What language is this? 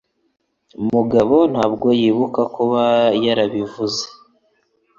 Kinyarwanda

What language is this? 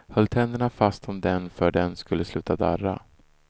Swedish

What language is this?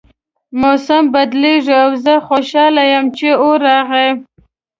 Pashto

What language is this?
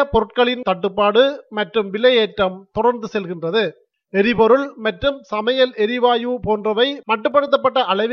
Tamil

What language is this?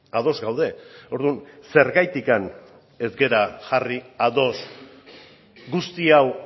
Basque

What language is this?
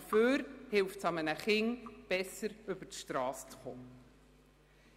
Swiss German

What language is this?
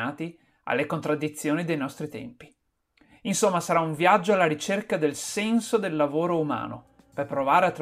Italian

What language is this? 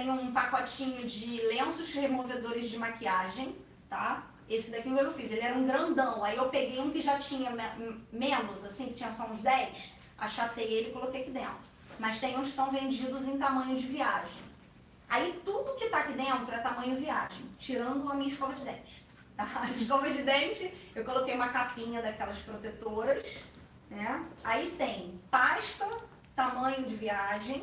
Portuguese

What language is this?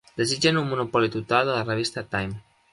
Catalan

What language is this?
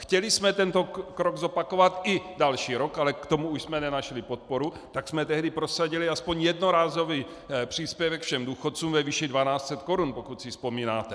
Czech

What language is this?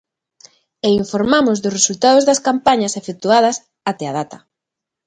Galician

